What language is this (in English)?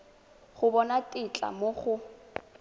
Tswana